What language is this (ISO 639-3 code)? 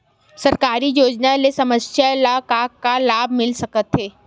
hne